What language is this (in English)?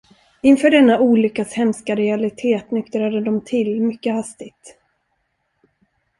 Swedish